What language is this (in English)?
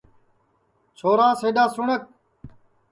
Sansi